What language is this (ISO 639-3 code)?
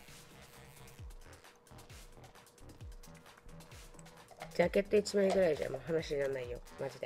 jpn